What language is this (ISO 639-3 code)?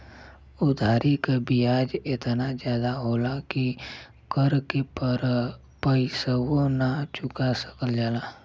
bho